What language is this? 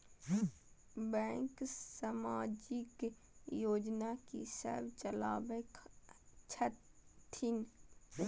Maithili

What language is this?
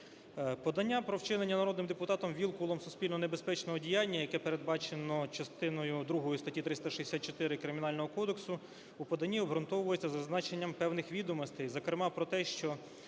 Ukrainian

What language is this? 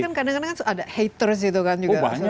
Indonesian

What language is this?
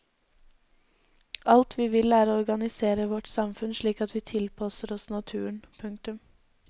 Norwegian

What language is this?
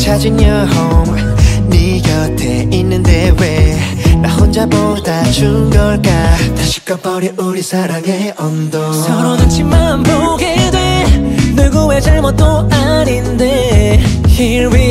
Korean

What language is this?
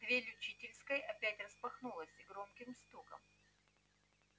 Russian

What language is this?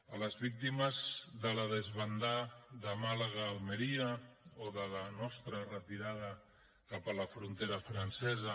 Catalan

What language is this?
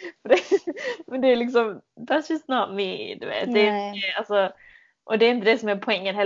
Swedish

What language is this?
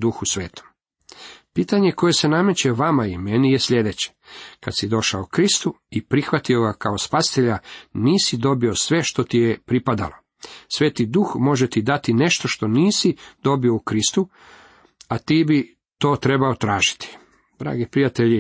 Croatian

